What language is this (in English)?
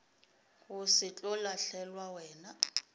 Northern Sotho